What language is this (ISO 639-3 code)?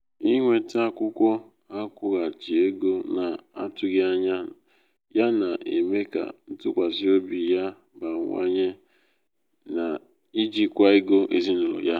ibo